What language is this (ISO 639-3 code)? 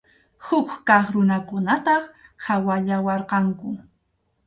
qxu